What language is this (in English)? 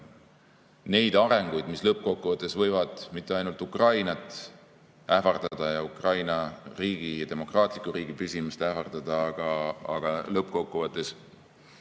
Estonian